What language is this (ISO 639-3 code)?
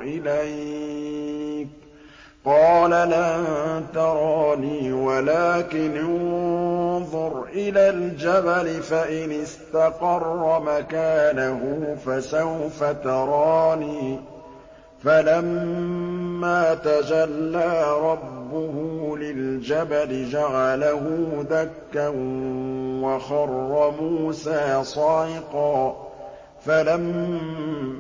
ara